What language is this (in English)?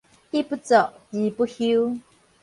Min Nan Chinese